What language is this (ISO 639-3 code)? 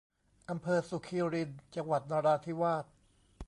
tha